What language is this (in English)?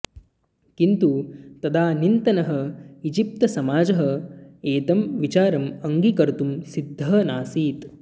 Sanskrit